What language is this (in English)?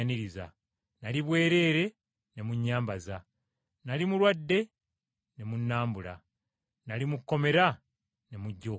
Ganda